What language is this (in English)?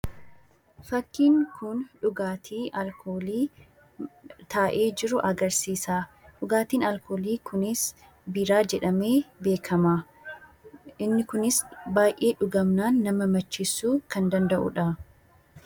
Oromo